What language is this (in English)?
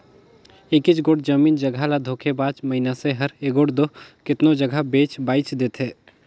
Chhattisgarhi